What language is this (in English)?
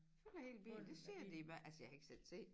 Danish